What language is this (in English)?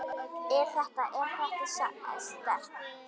Icelandic